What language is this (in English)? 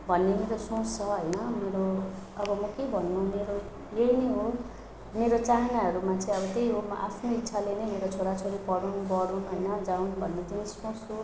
Nepali